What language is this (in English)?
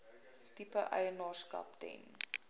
Afrikaans